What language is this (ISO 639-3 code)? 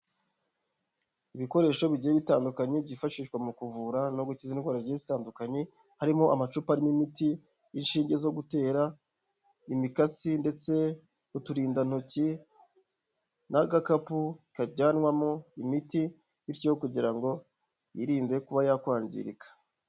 kin